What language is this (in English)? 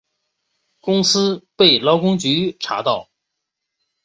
Chinese